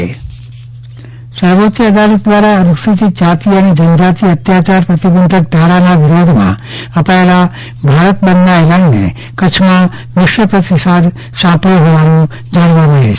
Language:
Gujarati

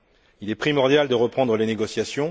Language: French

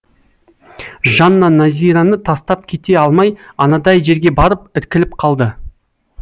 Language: Kazakh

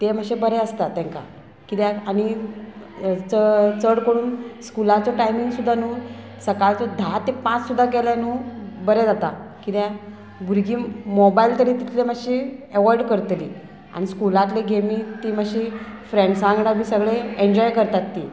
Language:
Konkani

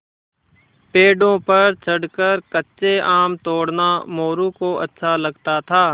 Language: Hindi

